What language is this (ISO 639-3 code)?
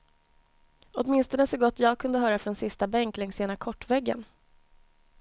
swe